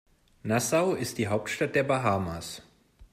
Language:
German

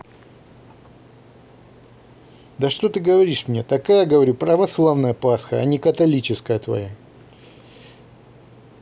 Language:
Russian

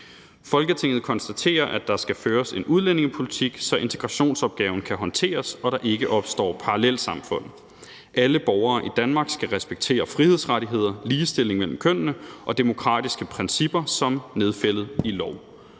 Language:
Danish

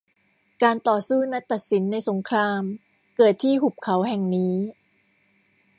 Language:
Thai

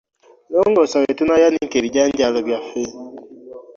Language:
Ganda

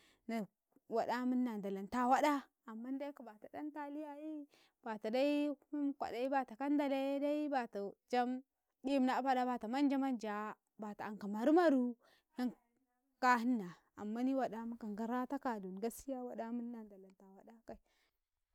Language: Karekare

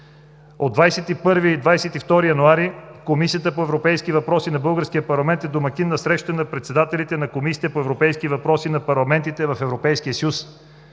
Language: Bulgarian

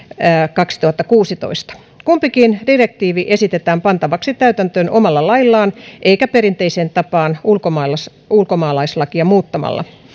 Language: Finnish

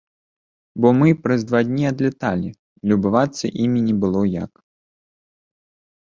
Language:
Belarusian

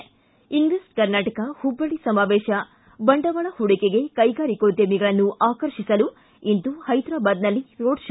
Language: Kannada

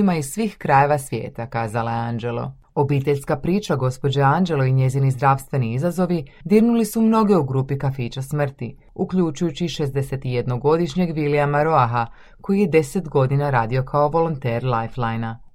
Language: Croatian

